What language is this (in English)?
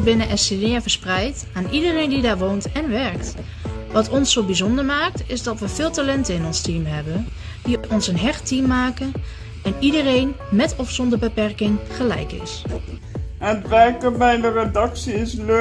Dutch